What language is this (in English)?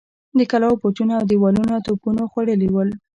Pashto